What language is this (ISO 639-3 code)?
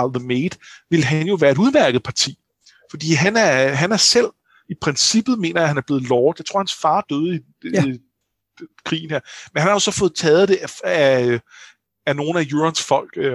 dan